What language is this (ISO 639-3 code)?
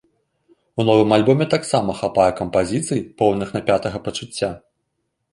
bel